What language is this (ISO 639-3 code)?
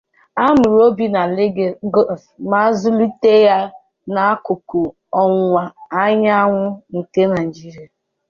ibo